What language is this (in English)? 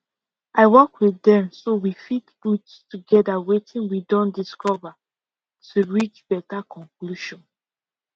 Nigerian Pidgin